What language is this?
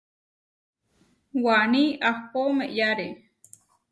Huarijio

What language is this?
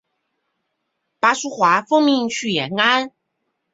Chinese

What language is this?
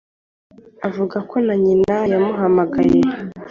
Kinyarwanda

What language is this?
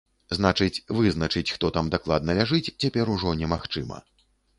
Belarusian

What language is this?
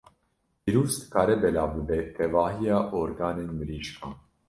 Kurdish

